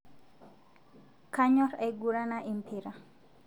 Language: Masai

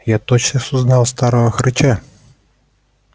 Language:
Russian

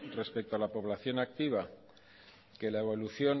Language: Spanish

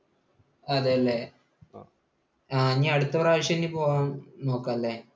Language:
Malayalam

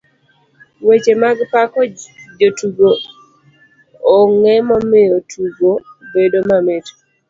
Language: Luo (Kenya and Tanzania)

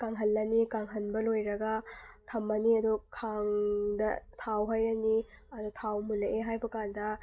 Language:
Manipuri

